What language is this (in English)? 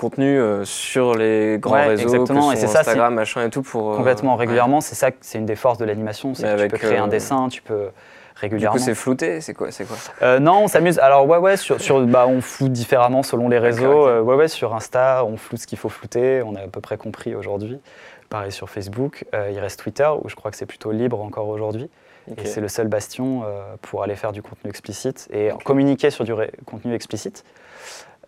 French